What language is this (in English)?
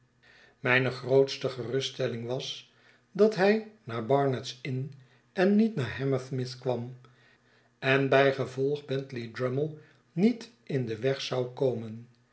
Dutch